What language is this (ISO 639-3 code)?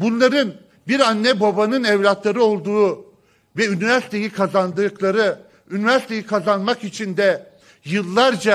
tur